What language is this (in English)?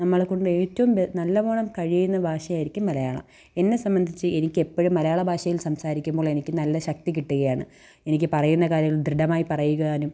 Malayalam